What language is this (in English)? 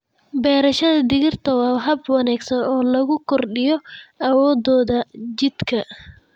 Somali